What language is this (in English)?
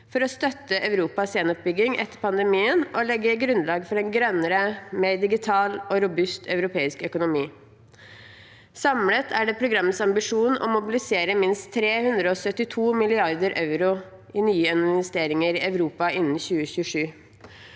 Norwegian